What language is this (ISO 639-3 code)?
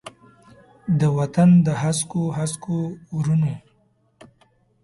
pus